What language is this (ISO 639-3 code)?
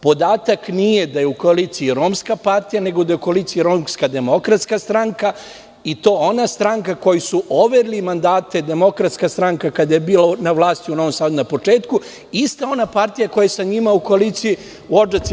srp